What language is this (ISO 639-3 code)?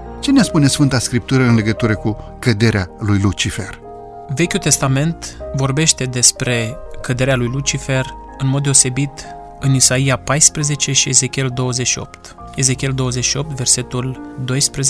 ron